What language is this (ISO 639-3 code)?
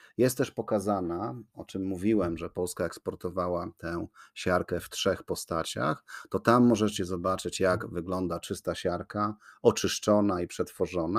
pol